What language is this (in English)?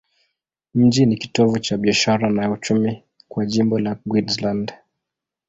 Swahili